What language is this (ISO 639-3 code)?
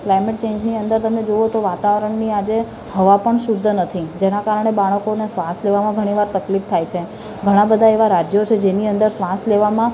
guj